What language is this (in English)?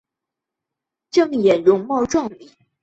Chinese